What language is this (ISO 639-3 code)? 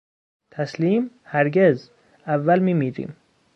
fas